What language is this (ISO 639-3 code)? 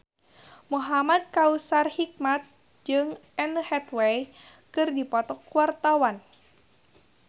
sun